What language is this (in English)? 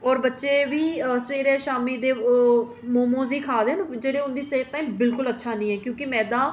Dogri